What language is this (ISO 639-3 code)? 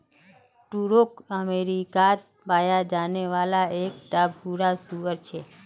mag